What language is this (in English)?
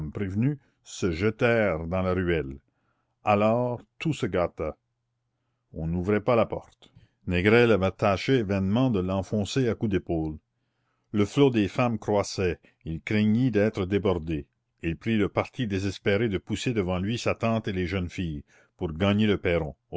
French